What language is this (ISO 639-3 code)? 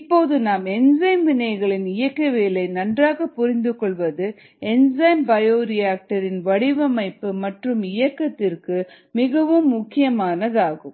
tam